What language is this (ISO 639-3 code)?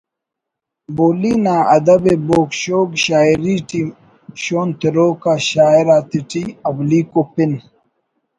brh